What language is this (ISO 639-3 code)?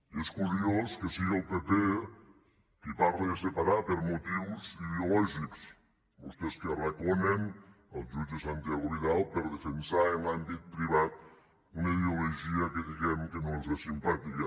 cat